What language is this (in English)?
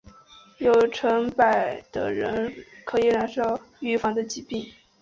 Chinese